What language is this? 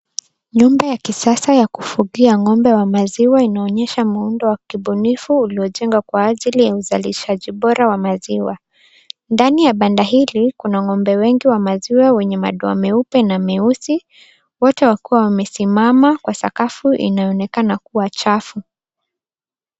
Swahili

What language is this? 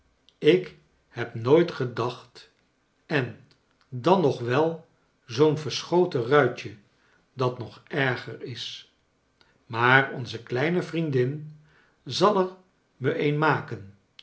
Dutch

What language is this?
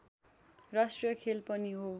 Nepali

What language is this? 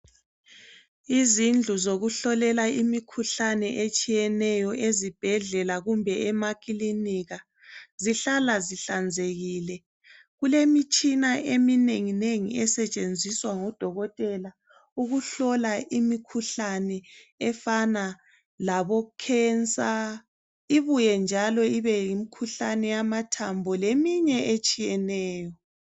North Ndebele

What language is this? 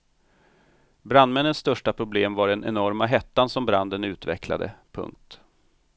Swedish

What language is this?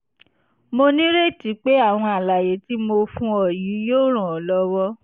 Yoruba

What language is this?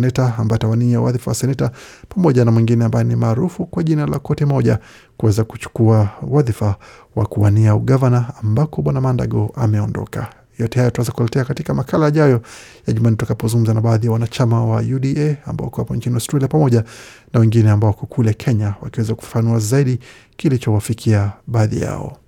Swahili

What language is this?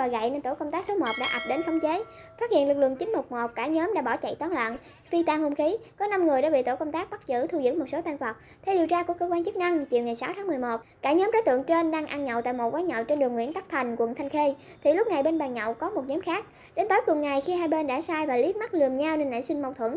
Vietnamese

